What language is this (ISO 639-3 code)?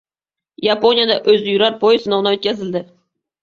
uzb